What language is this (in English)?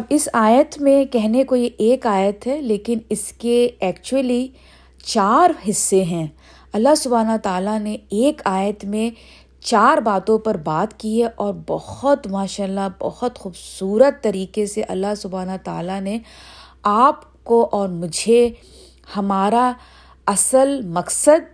Urdu